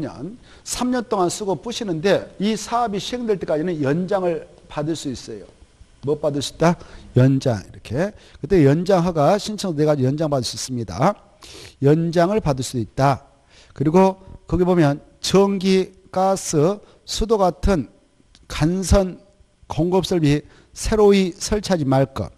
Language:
Korean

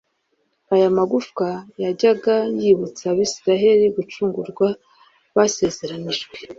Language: Kinyarwanda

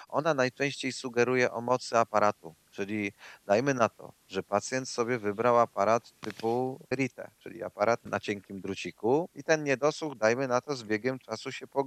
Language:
Polish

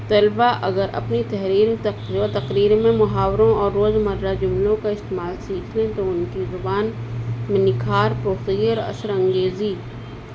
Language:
Urdu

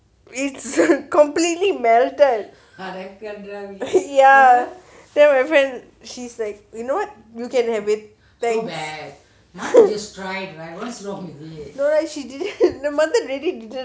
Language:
English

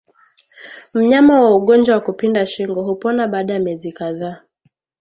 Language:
Swahili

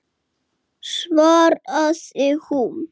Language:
Icelandic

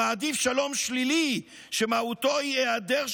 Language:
Hebrew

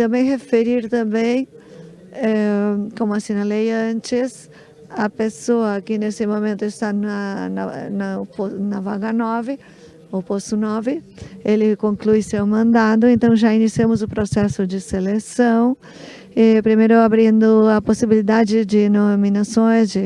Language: Portuguese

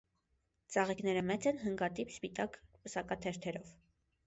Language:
Armenian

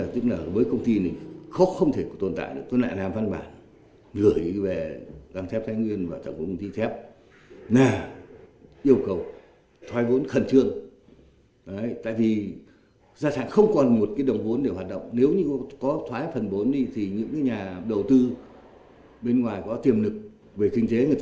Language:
Vietnamese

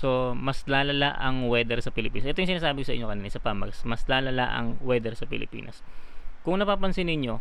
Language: Filipino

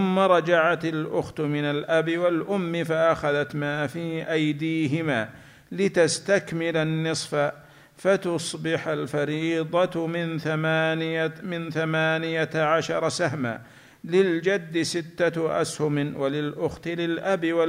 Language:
Arabic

